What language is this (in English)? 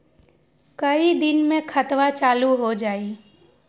Magahi